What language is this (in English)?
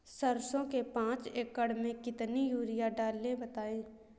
Hindi